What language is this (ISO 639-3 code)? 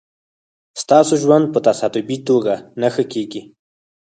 pus